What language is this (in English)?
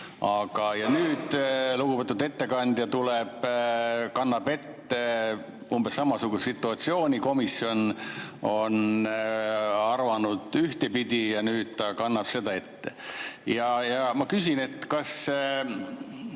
Estonian